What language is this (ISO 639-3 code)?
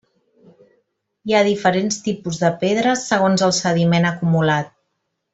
cat